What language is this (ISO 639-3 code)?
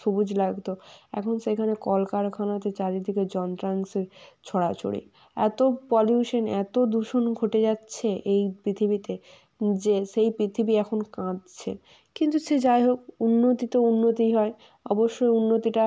ben